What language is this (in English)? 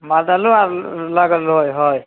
Maithili